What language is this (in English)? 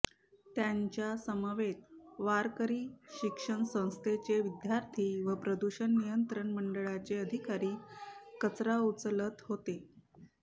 Marathi